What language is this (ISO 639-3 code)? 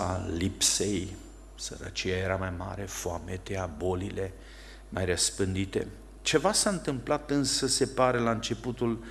ron